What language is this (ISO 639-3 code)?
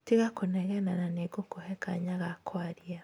kik